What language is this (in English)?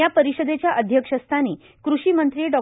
Marathi